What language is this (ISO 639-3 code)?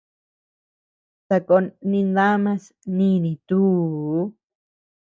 cux